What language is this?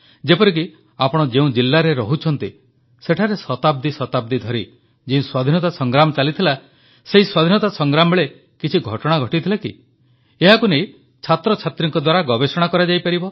Odia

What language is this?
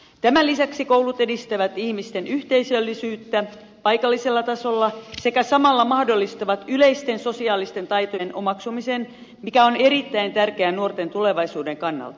Finnish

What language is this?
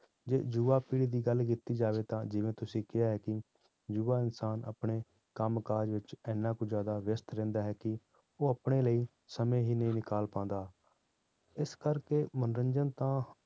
Punjabi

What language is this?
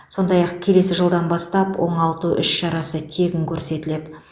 Kazakh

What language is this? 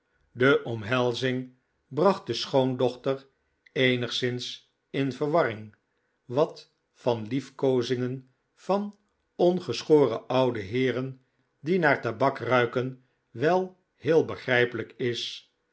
Dutch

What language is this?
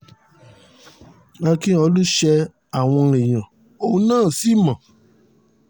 Yoruba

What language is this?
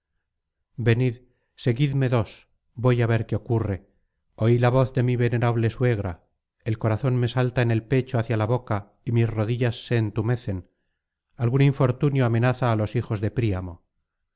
Spanish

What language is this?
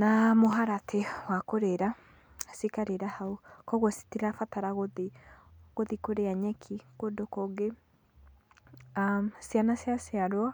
Kikuyu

